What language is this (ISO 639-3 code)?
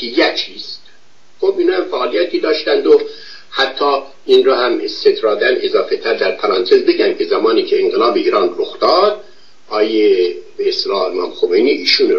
fas